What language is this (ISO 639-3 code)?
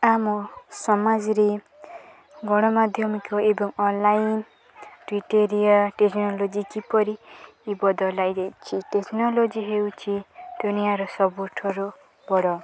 ori